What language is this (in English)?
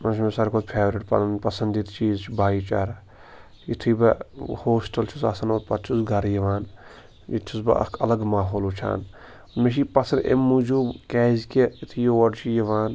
Kashmiri